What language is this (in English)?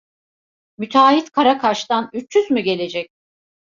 Turkish